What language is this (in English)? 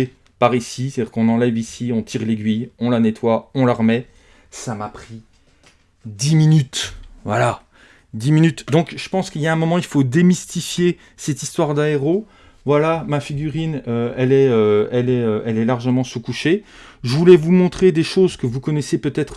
French